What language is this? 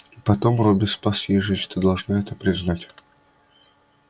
Russian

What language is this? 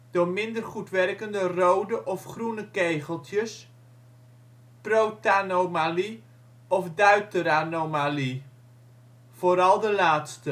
Dutch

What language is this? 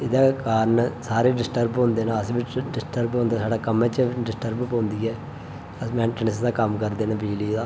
Dogri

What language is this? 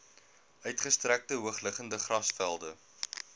Afrikaans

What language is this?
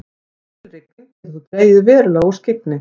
Icelandic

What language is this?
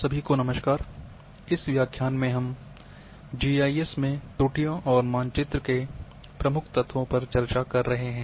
Hindi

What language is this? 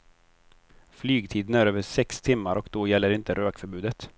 Swedish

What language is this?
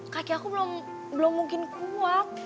Indonesian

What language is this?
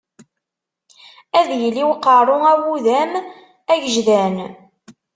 Kabyle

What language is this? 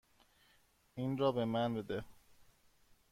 Persian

